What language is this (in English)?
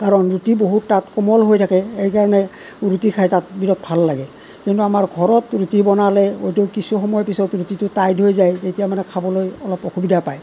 Assamese